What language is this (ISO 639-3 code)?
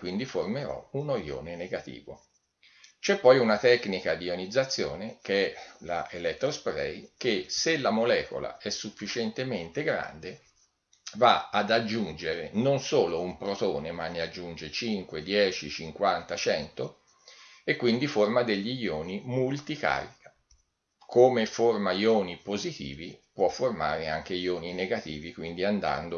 ita